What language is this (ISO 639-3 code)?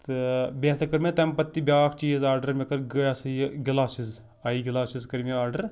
kas